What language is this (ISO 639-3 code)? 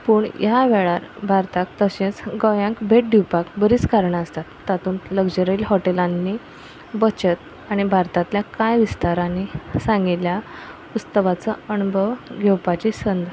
kok